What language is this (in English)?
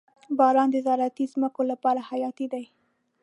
Pashto